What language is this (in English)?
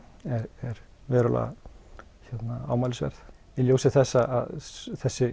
Icelandic